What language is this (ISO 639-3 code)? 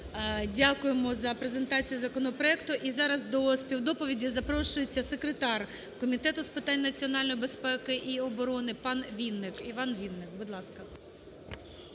ukr